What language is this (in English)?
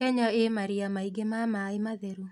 Kikuyu